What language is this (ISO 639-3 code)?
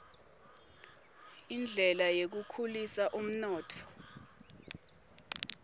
ssw